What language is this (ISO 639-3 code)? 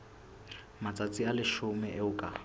sot